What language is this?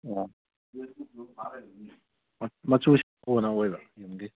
Manipuri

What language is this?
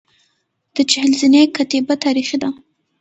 Pashto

